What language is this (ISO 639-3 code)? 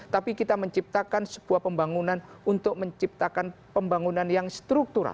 ind